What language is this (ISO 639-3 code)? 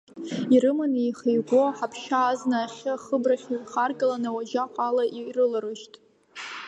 abk